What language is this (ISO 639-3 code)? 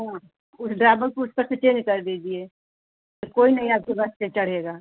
hin